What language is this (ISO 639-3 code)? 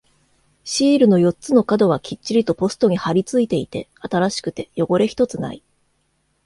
jpn